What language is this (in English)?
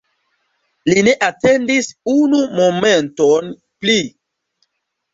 Esperanto